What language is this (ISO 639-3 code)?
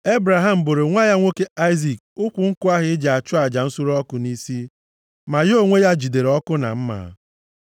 ibo